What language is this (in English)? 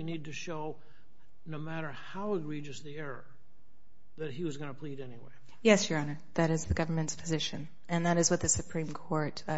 English